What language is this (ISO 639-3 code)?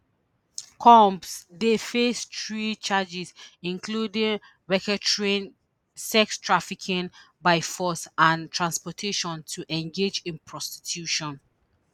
pcm